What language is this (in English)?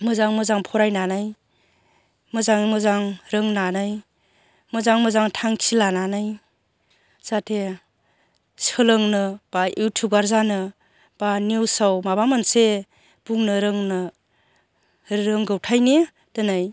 Bodo